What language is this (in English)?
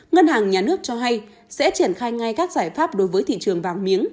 Vietnamese